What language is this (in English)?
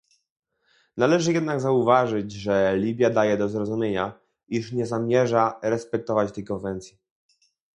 Polish